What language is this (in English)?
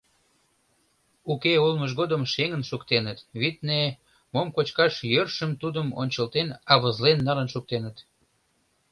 Mari